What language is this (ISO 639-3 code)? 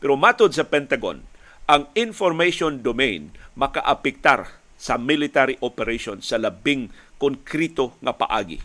fil